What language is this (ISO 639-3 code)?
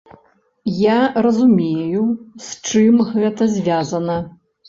bel